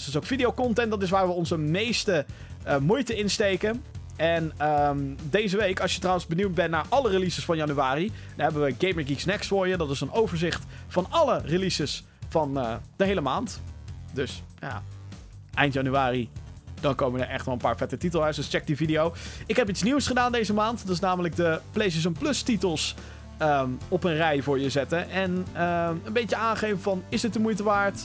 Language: Dutch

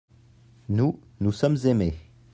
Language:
French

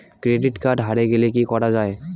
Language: Bangla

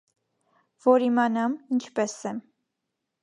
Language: Armenian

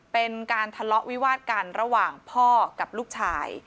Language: Thai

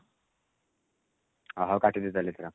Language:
Odia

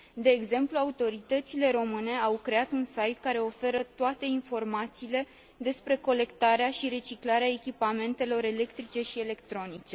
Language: Romanian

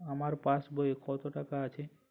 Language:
Bangla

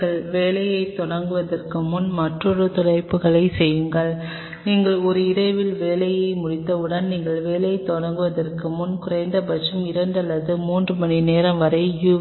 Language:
Tamil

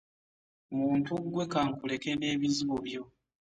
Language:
Ganda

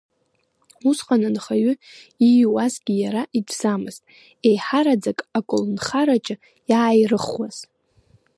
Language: Abkhazian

